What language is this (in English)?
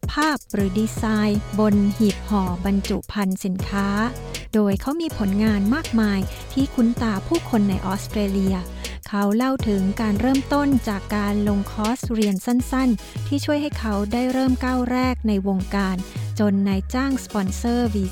Thai